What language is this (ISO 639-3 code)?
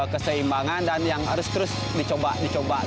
ind